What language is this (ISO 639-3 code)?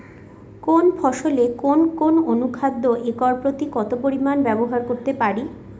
ben